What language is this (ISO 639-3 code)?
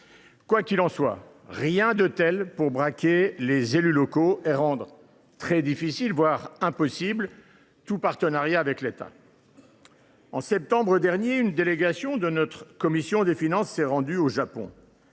fra